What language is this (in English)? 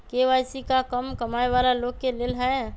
Magahi